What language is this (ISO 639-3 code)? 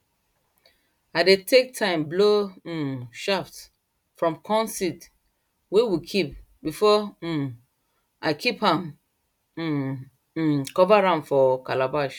pcm